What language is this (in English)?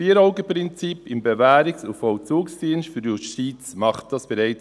Swiss German